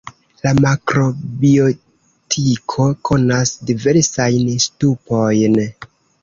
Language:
Esperanto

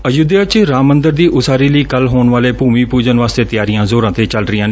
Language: Punjabi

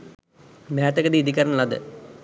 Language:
Sinhala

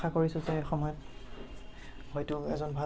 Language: Assamese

